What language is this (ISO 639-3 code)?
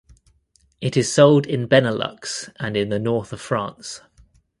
eng